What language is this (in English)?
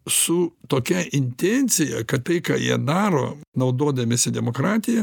Lithuanian